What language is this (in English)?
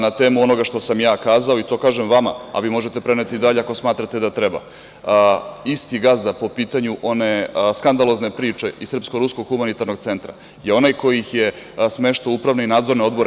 Serbian